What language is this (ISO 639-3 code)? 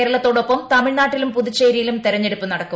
mal